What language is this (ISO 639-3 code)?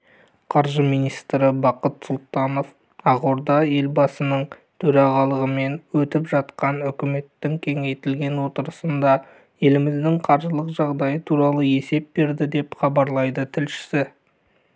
kaz